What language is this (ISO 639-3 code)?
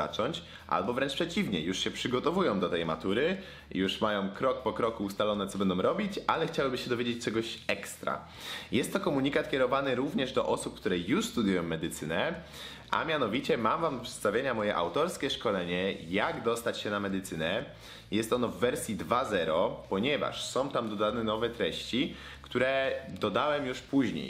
pol